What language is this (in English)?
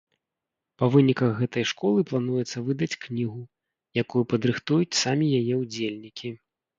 Belarusian